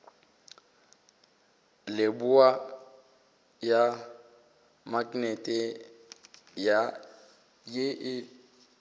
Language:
Northern Sotho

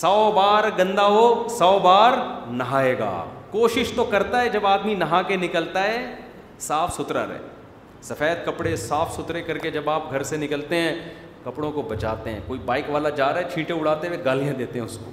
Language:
Urdu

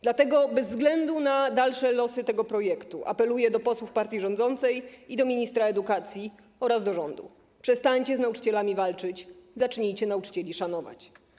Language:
Polish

